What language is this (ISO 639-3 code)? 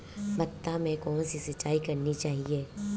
hin